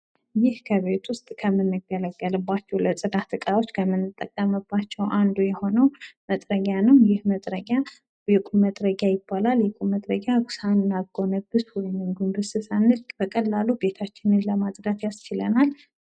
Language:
Amharic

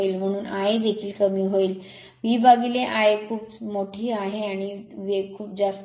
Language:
Marathi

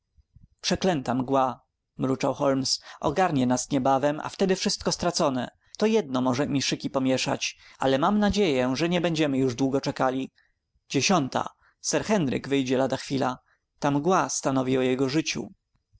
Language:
Polish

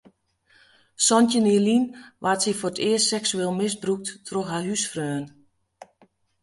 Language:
Western Frisian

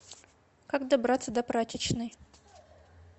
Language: Russian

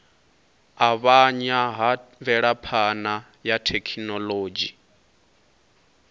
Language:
Venda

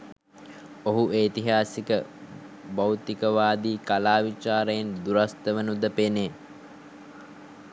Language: Sinhala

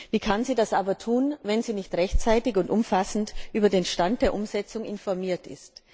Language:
German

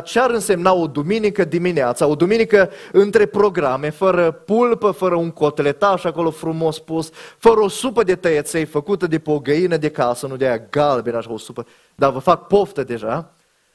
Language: Romanian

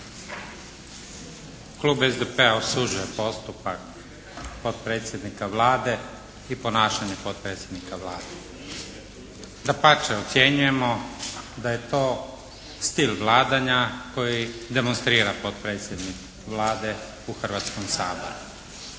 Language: Croatian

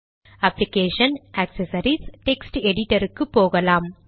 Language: Tamil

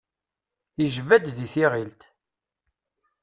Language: Kabyle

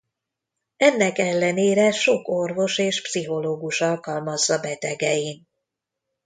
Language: Hungarian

